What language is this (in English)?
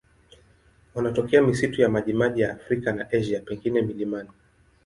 Swahili